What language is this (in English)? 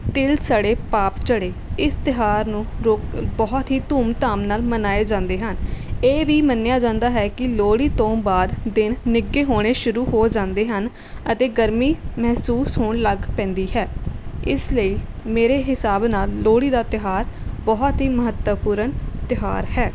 Punjabi